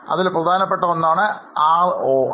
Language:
Malayalam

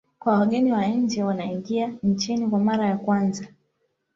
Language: Swahili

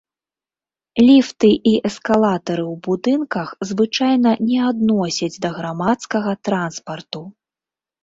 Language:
Belarusian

